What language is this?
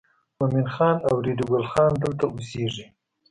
Pashto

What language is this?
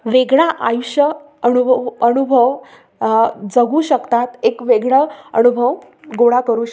Marathi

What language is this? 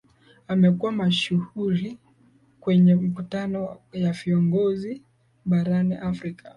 Swahili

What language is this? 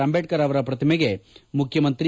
Kannada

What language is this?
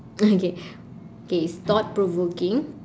English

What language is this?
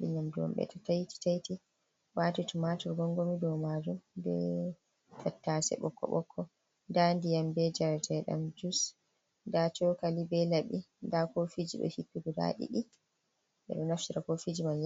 Fula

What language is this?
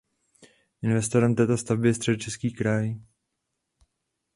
Czech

